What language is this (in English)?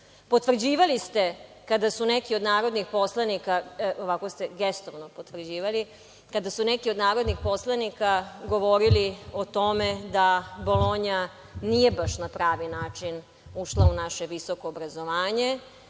Serbian